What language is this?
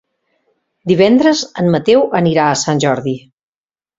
Catalan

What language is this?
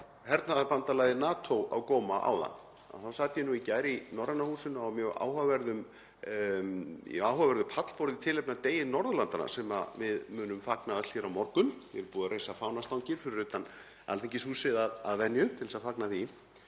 Icelandic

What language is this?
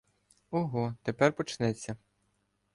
Ukrainian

